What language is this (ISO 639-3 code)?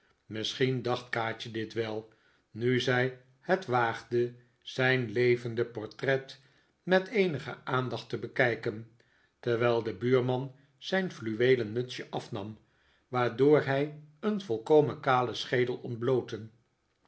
nld